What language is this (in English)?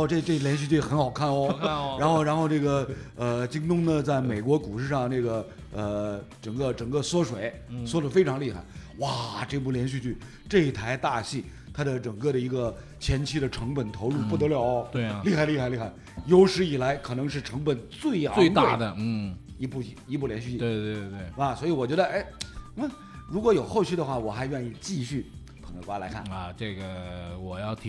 Chinese